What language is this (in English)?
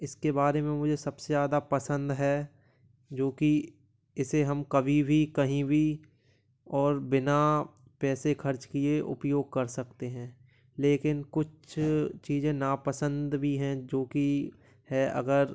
Hindi